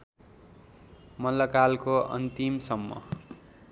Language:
Nepali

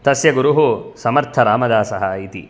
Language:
Sanskrit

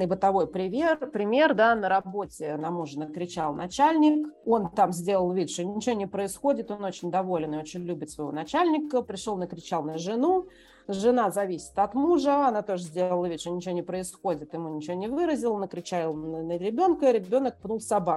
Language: Russian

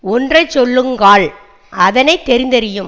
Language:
Tamil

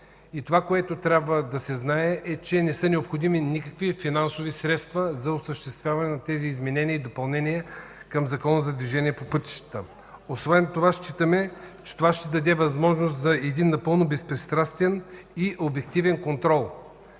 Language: Bulgarian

